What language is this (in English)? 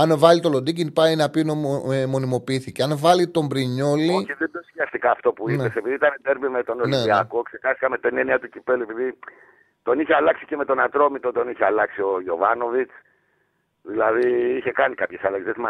Greek